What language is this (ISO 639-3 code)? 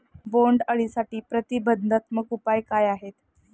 mar